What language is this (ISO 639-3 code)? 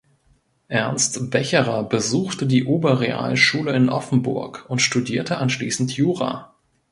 deu